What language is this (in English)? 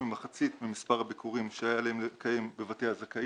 Hebrew